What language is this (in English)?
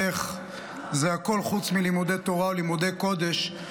Hebrew